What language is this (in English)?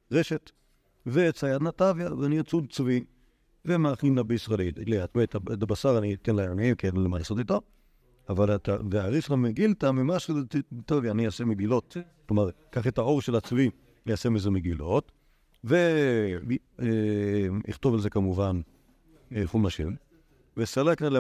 Hebrew